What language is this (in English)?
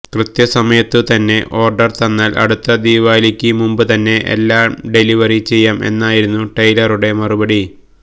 Malayalam